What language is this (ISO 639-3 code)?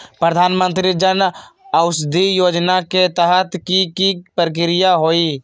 mag